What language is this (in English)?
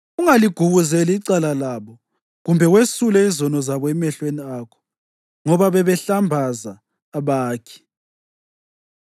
North Ndebele